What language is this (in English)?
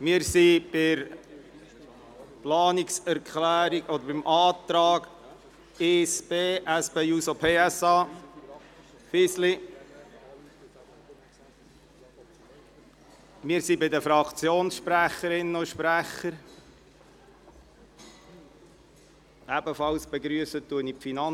Swiss German